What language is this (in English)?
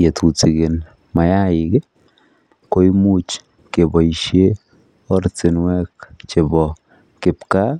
Kalenjin